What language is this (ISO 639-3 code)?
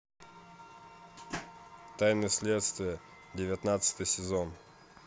rus